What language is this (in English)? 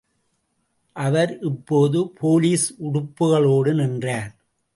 Tamil